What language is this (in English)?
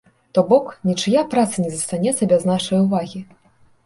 Belarusian